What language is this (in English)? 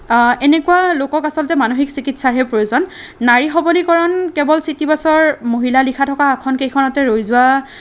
Assamese